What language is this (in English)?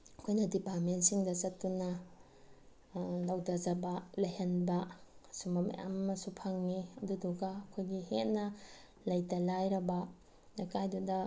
Manipuri